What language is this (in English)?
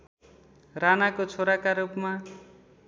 Nepali